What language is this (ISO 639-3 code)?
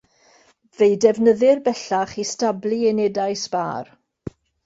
cym